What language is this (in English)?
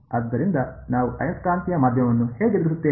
Kannada